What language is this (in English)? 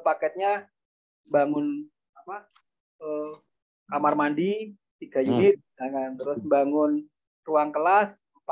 Indonesian